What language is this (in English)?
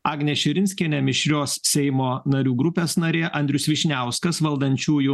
Lithuanian